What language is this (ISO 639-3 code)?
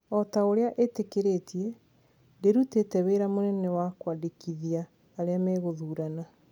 kik